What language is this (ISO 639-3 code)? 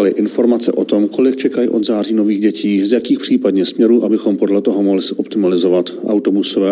ces